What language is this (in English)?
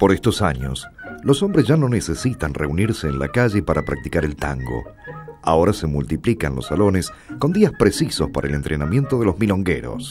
Spanish